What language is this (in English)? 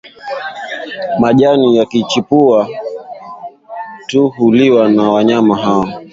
Swahili